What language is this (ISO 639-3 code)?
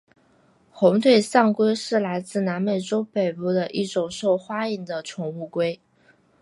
zho